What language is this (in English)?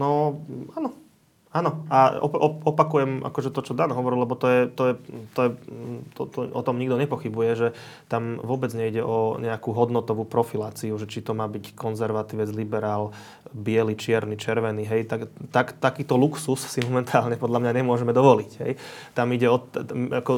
Slovak